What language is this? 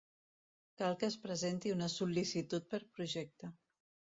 Catalan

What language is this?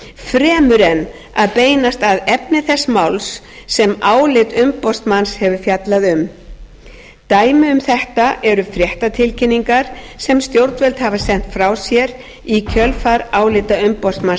Icelandic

